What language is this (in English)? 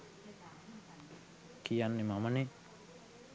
Sinhala